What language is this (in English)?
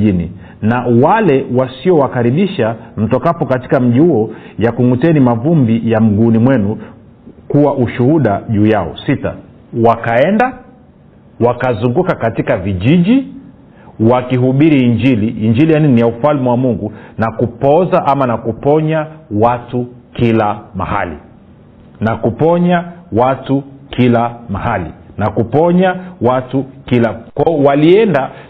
Swahili